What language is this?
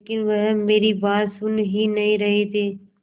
Hindi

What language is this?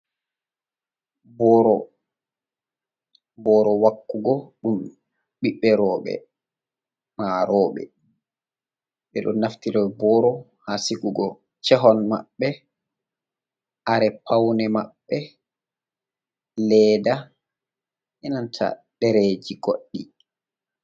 Fula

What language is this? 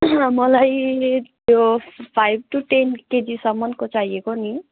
Nepali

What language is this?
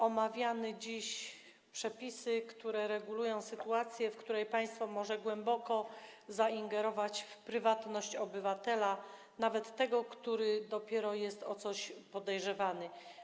Polish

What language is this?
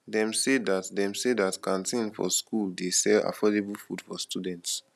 Nigerian Pidgin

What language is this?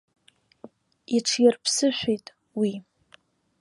Abkhazian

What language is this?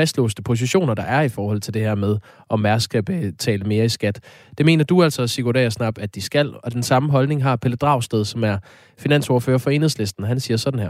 Danish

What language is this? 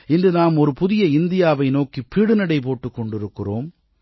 Tamil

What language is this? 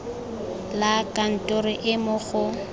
Tswana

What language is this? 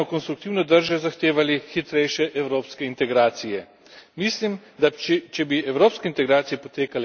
Slovenian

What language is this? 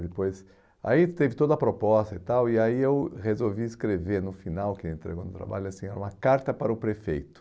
Portuguese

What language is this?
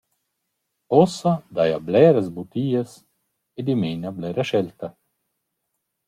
Romansh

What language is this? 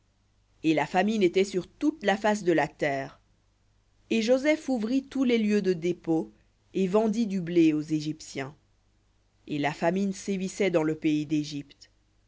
French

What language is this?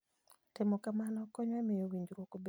Luo (Kenya and Tanzania)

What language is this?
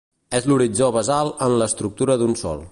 Catalan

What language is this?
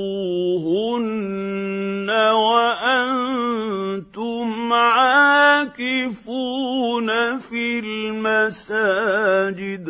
Arabic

